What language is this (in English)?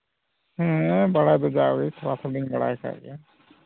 Santali